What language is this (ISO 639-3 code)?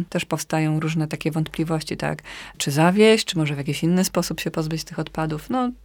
pol